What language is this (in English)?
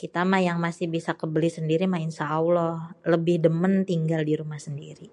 Betawi